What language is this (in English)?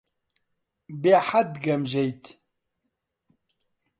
Central Kurdish